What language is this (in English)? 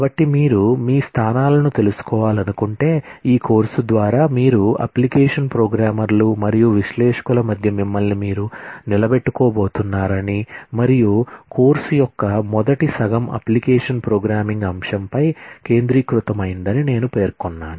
Telugu